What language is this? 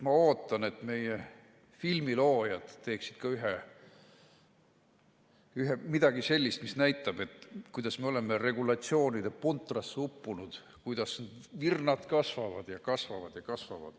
Estonian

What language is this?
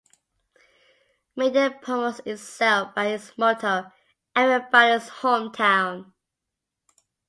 English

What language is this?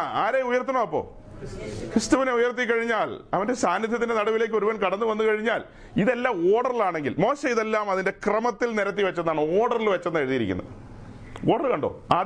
Malayalam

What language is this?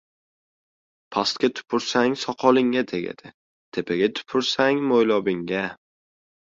Uzbek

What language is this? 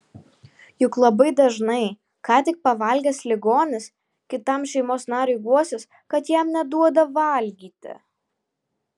Lithuanian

